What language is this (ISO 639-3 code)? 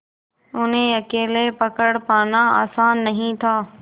hin